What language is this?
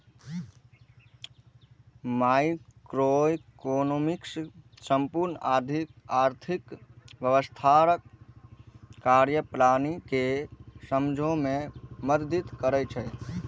Maithili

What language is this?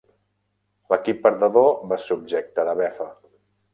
Catalan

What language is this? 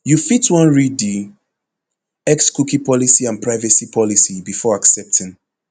Nigerian Pidgin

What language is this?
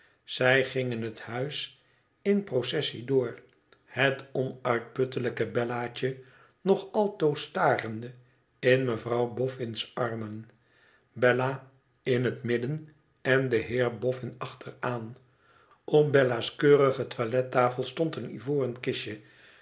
Dutch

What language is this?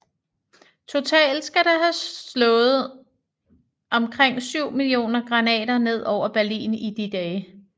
Danish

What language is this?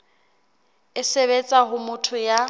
Southern Sotho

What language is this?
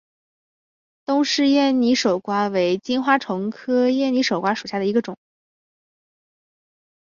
Chinese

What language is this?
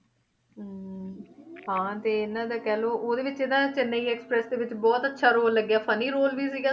Punjabi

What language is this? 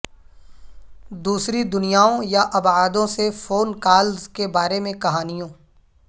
Urdu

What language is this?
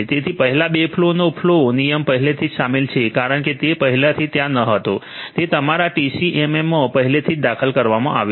Gujarati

